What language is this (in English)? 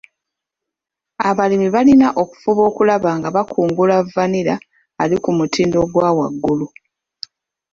Ganda